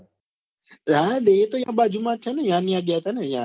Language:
Gujarati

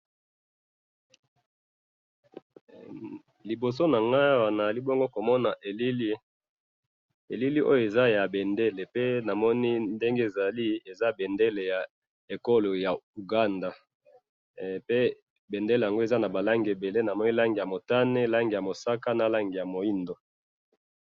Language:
Lingala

